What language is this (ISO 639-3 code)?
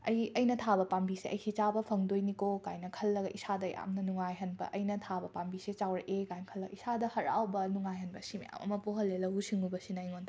mni